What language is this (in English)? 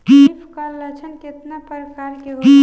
Bhojpuri